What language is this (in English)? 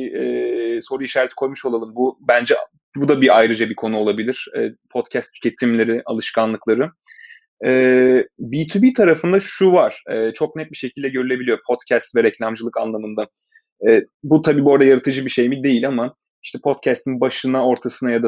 Turkish